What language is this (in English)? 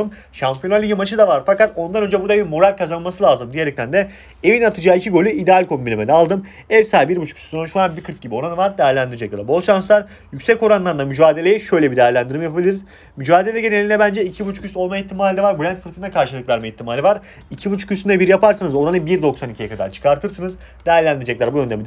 Turkish